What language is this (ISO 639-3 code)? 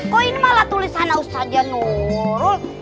ind